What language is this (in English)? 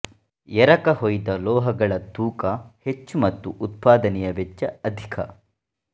Kannada